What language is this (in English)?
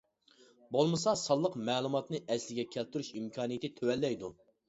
Uyghur